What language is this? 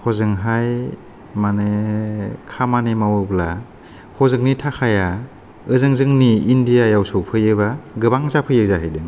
Bodo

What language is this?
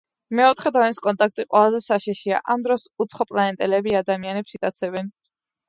Georgian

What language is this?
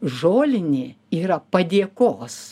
Lithuanian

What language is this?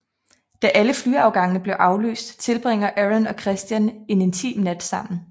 Danish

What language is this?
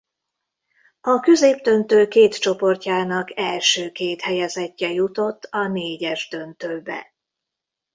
Hungarian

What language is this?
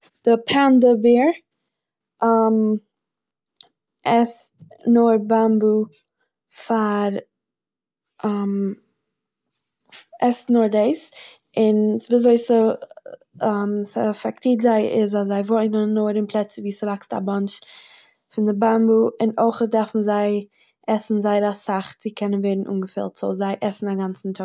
Yiddish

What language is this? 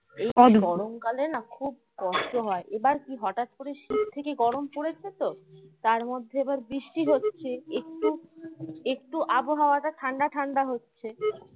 Bangla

